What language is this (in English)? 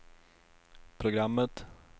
Swedish